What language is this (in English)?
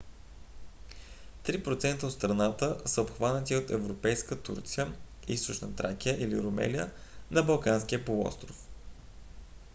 Bulgarian